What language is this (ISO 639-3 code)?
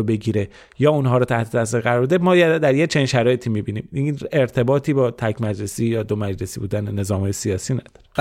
fas